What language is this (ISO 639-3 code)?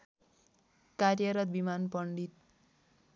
nep